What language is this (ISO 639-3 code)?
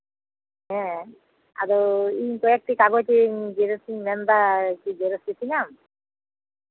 sat